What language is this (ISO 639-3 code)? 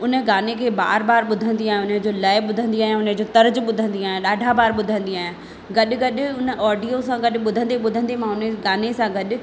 snd